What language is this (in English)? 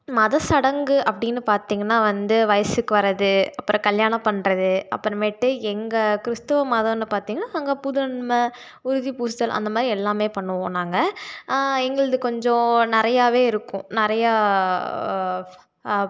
Tamil